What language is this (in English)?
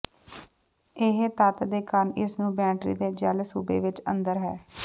Punjabi